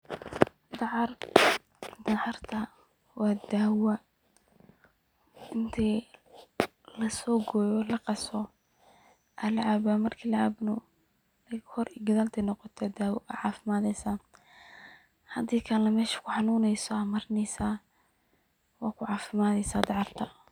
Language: Somali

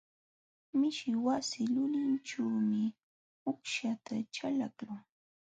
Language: Jauja Wanca Quechua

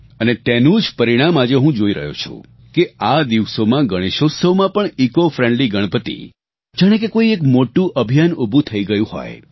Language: Gujarati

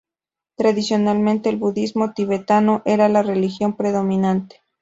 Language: Spanish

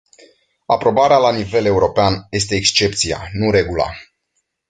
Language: Romanian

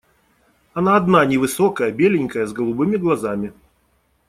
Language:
Russian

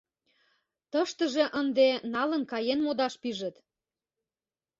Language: Mari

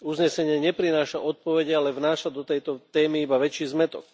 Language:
Slovak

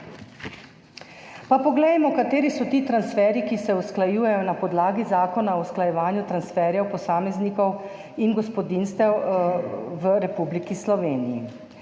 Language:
Slovenian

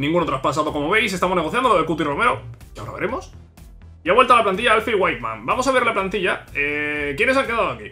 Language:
Spanish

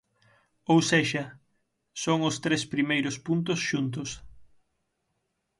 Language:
Galician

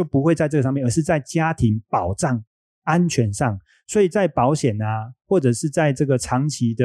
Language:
Chinese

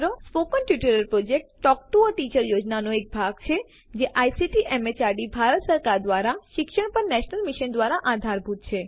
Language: Gujarati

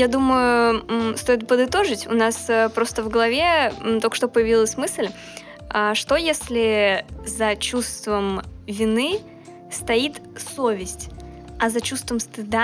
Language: Russian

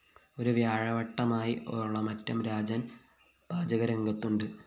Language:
Malayalam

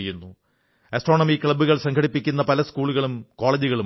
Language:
Malayalam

